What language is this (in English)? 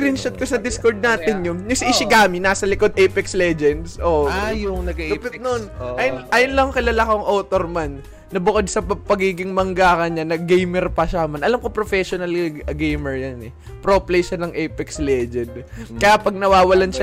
Filipino